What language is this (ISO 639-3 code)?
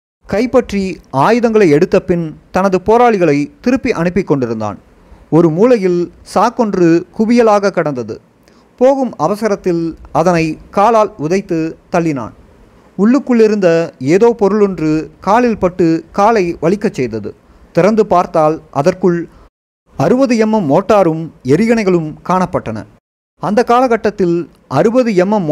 tam